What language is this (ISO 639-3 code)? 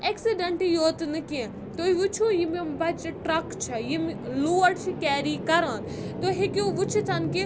kas